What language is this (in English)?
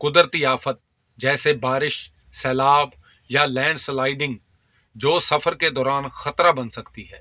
Urdu